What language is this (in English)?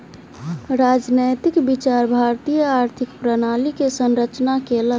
Maithili